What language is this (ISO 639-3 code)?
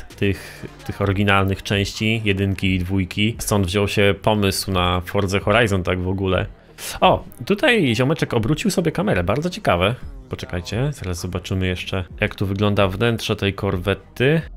pol